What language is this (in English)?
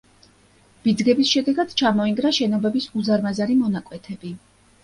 Georgian